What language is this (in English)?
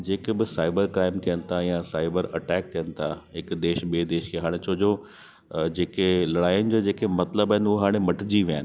Sindhi